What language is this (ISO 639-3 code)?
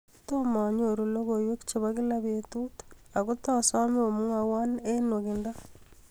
kln